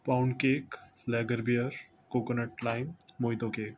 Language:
Urdu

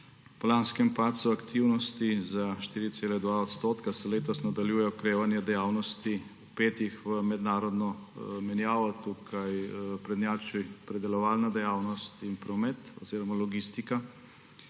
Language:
Slovenian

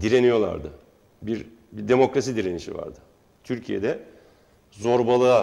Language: Turkish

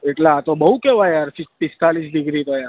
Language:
Gujarati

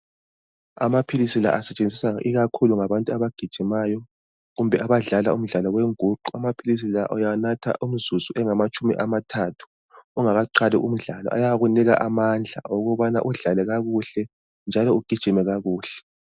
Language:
North Ndebele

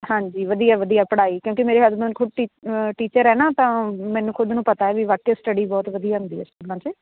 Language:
Punjabi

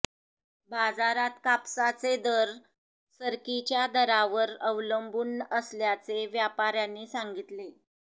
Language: Marathi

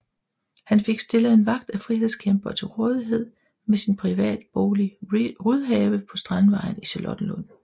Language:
Danish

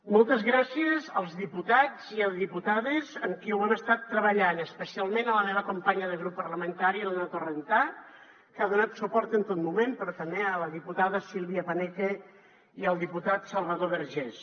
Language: Catalan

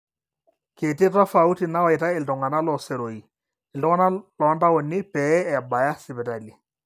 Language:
Masai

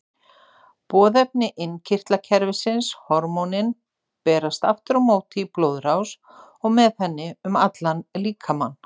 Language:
Icelandic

